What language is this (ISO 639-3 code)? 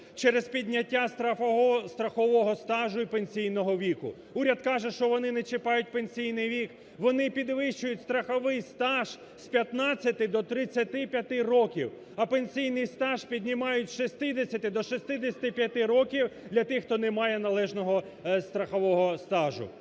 ukr